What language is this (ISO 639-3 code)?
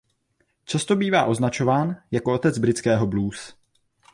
ces